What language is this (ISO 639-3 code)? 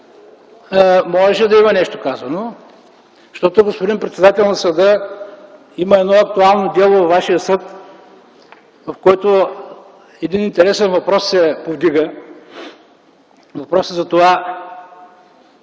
bul